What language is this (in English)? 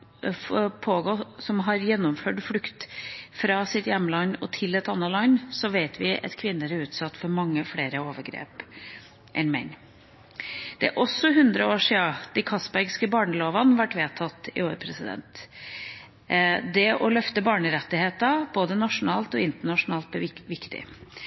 Norwegian Bokmål